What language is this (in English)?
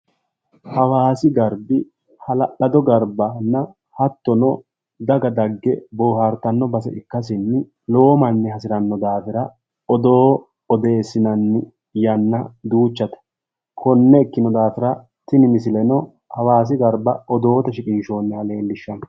Sidamo